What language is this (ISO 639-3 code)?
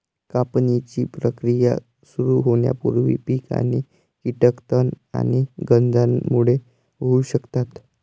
mar